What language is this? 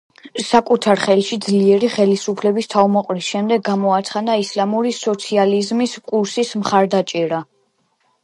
Georgian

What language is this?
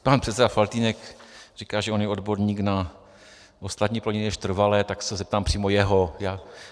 Czech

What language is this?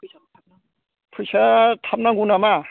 Bodo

